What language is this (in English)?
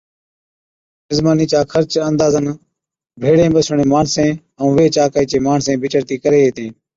Od